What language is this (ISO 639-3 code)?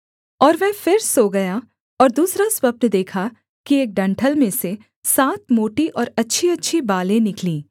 hin